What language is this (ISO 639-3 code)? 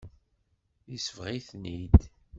kab